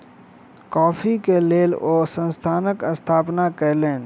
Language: Maithili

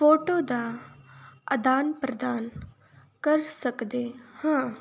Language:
Punjabi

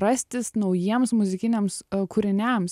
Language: Lithuanian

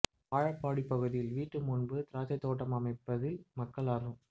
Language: Tamil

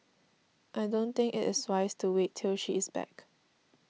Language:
English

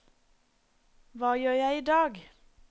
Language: Norwegian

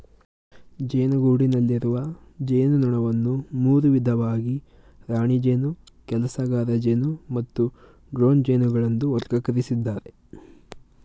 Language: Kannada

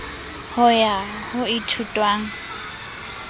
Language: Southern Sotho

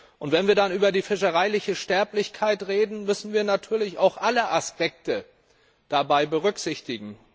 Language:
German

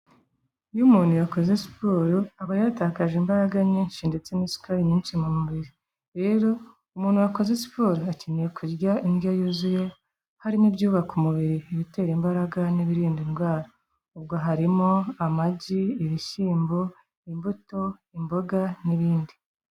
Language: Kinyarwanda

